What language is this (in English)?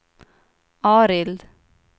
Swedish